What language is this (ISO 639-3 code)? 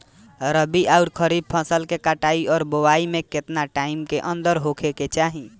bho